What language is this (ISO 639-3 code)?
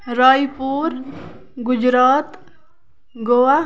kas